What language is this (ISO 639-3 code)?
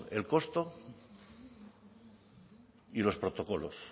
spa